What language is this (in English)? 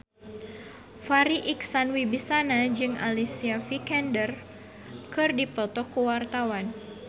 Sundanese